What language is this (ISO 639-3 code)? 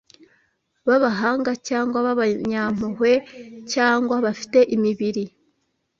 kin